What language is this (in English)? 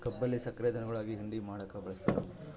Kannada